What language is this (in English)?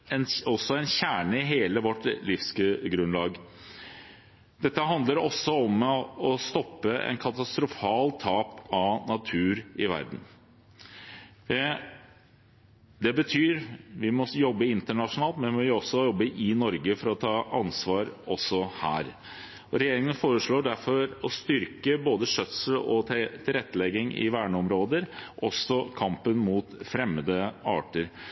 Norwegian Bokmål